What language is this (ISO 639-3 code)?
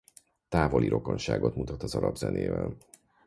hun